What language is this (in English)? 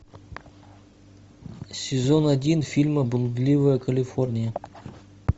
Russian